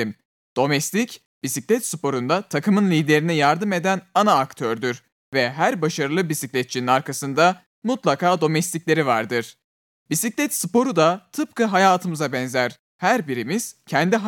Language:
Turkish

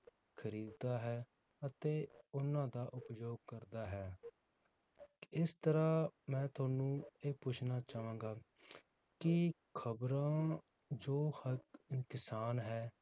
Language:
Punjabi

